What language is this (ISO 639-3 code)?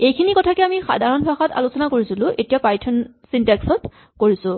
asm